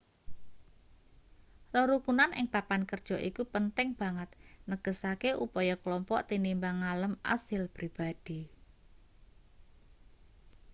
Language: Javanese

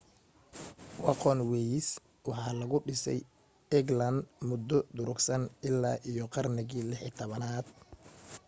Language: Somali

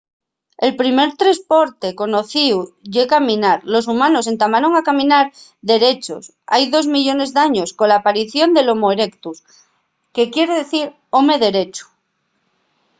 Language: Asturian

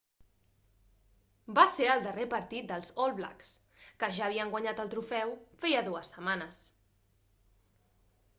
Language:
Catalan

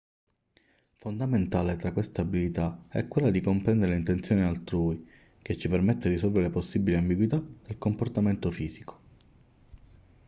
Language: Italian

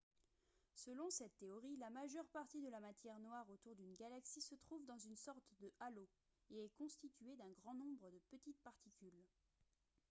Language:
French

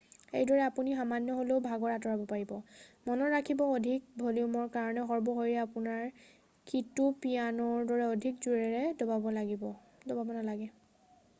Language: Assamese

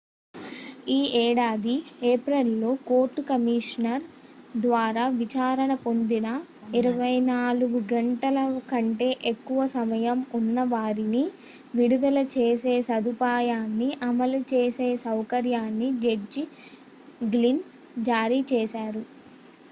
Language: Telugu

